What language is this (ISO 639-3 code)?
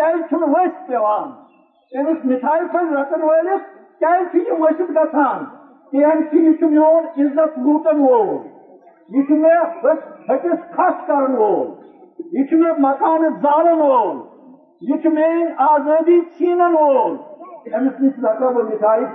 urd